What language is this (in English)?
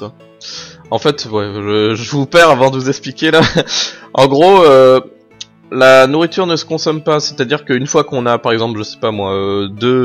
French